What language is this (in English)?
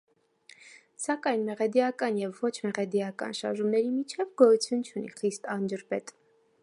Armenian